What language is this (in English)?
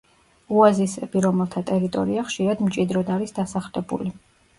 Georgian